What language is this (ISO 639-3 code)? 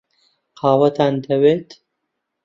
ckb